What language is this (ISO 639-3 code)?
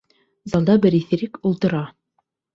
bak